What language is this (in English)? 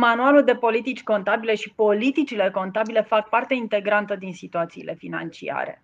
Romanian